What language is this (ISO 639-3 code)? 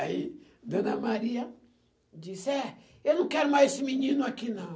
por